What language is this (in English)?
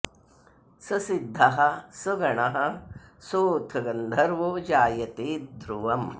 Sanskrit